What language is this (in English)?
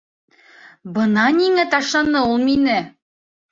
Bashkir